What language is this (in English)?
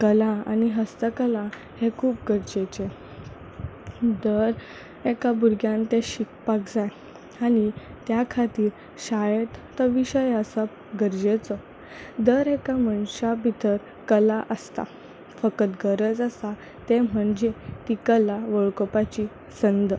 Konkani